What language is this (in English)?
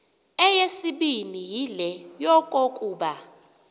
Xhosa